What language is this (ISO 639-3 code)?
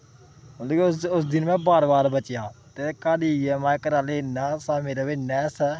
doi